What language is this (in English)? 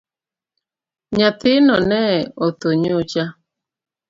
Luo (Kenya and Tanzania)